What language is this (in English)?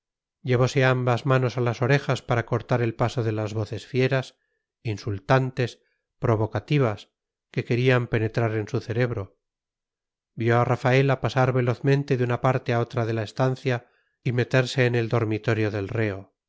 Spanish